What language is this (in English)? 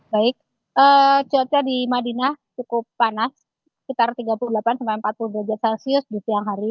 Indonesian